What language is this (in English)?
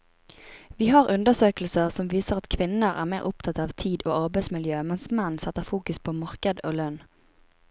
Norwegian